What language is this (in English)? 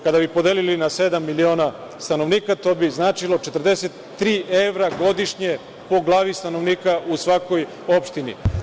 Serbian